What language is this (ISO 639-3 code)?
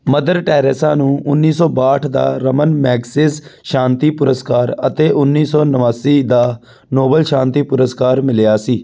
pan